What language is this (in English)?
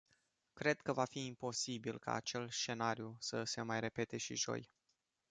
Romanian